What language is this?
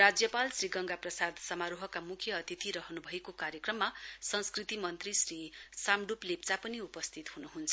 Nepali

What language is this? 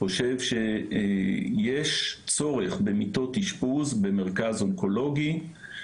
Hebrew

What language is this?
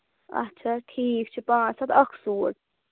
Kashmiri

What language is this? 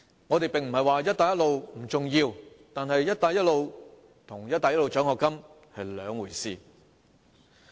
Cantonese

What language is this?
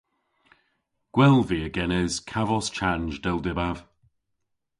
Cornish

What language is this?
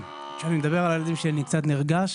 Hebrew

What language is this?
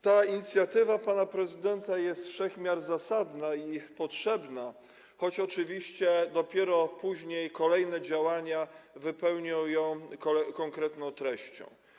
Polish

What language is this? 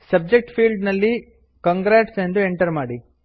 Kannada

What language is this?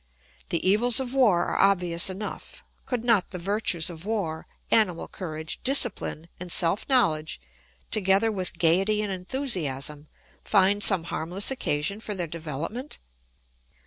English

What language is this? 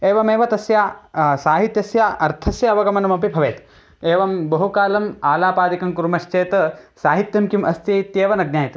Sanskrit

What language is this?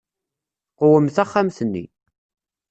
Kabyle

